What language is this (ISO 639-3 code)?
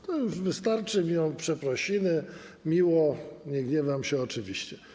pol